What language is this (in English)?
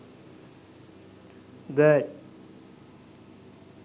Sinhala